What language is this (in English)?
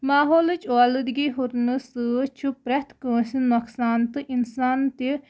Kashmiri